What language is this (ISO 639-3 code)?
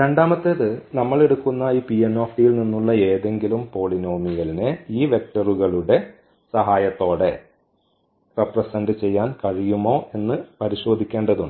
mal